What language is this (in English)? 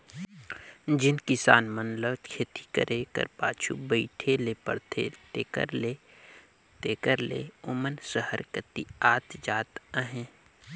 Chhattisgarhi